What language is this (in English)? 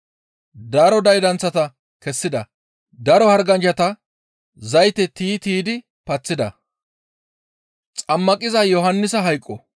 Gamo